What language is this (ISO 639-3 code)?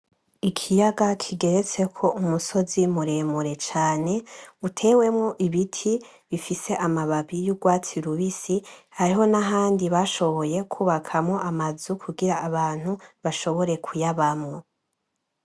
run